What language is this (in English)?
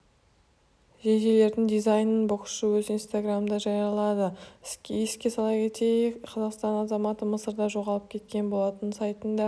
Kazakh